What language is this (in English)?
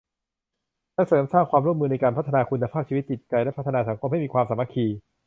Thai